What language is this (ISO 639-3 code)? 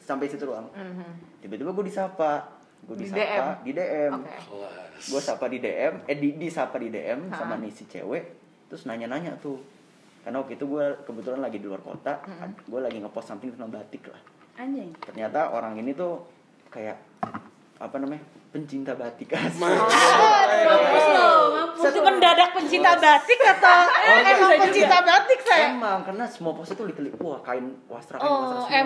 ind